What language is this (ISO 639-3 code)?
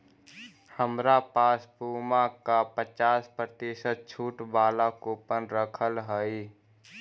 mag